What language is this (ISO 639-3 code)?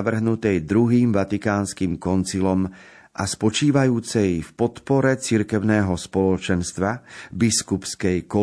slk